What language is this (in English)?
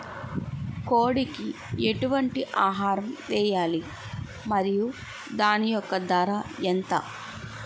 Telugu